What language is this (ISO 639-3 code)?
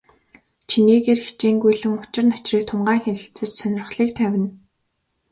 mon